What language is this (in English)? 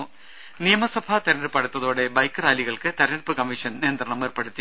Malayalam